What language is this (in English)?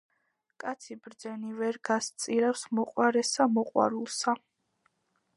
Georgian